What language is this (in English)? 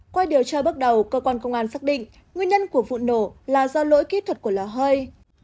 Vietnamese